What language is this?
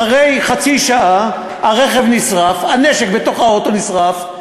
Hebrew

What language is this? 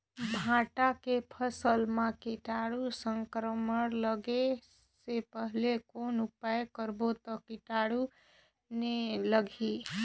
Chhattisgarhi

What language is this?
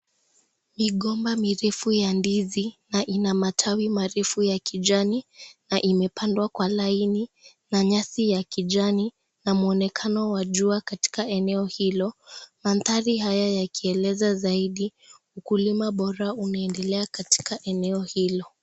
Swahili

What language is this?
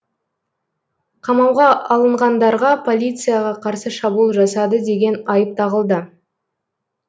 Kazakh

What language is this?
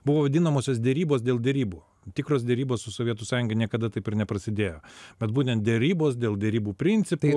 Lithuanian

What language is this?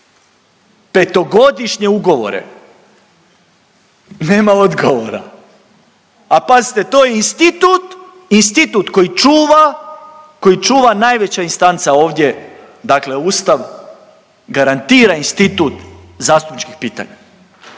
Croatian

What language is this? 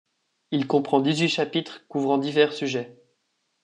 French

